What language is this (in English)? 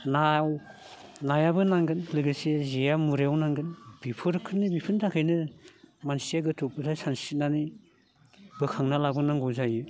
Bodo